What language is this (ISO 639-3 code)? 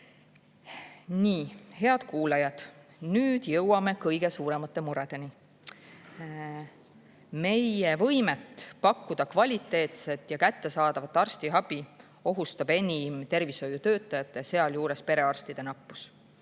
est